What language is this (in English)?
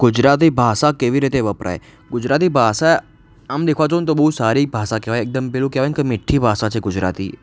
Gujarati